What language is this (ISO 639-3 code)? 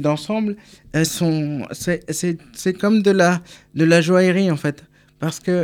fra